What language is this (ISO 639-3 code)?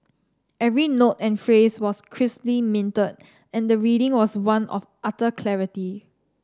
eng